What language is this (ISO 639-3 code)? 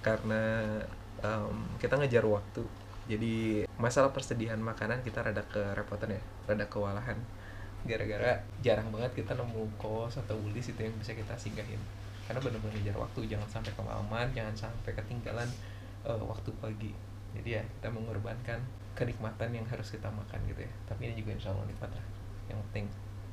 ind